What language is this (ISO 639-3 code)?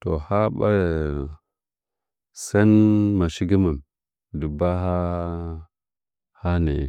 nja